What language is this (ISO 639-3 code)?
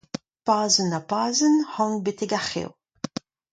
bre